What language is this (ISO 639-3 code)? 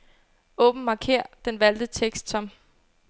dan